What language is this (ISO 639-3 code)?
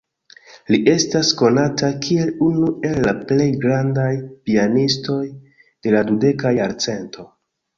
epo